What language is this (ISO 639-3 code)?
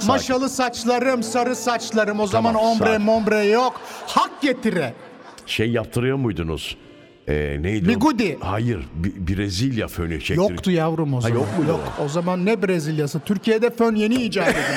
tur